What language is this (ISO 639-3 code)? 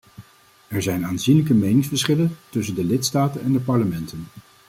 nld